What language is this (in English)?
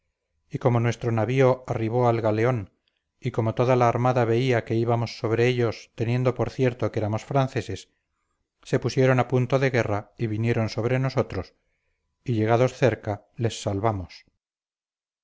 Spanish